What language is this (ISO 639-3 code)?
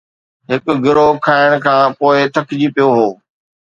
snd